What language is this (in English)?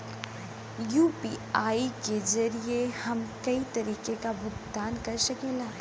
Bhojpuri